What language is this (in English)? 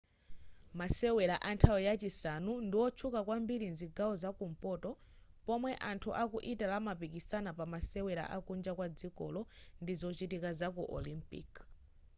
Nyanja